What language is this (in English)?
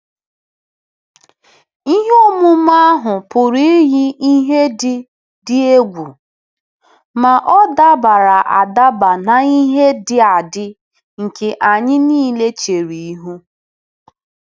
Igbo